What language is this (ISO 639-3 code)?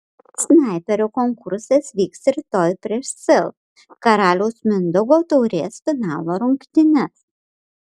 lit